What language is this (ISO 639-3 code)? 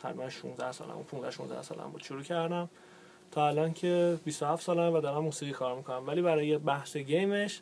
fas